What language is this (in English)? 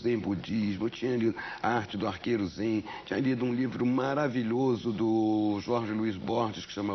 Portuguese